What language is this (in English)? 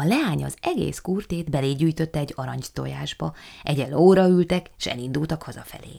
Hungarian